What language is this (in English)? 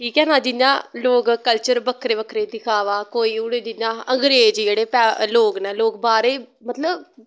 Dogri